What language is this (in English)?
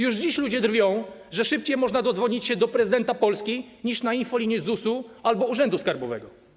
Polish